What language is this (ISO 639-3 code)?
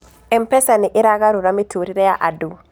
kik